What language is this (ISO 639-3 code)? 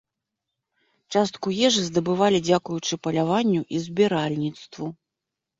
bel